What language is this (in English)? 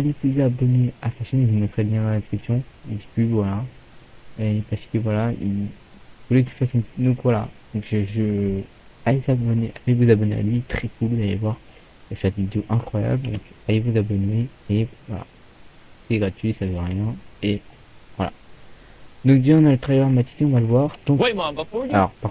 French